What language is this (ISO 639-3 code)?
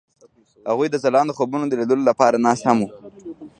pus